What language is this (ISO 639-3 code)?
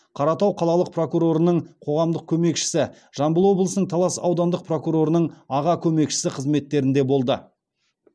kaz